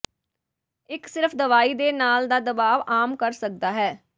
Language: Punjabi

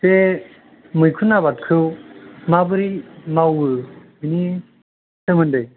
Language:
Bodo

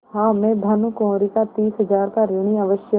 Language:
Hindi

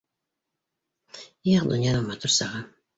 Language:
Bashkir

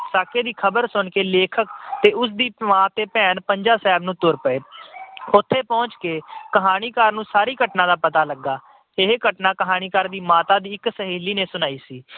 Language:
Punjabi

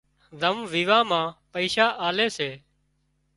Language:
Wadiyara Koli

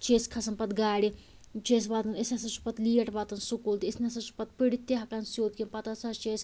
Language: Kashmiri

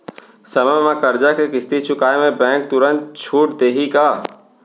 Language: Chhattisgarhi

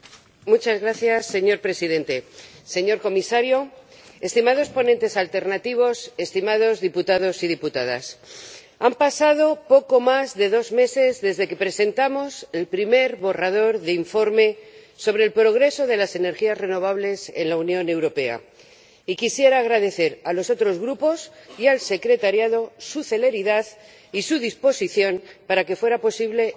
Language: Spanish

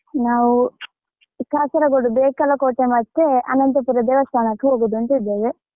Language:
Kannada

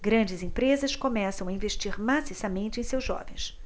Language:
Portuguese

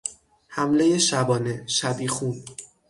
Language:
Persian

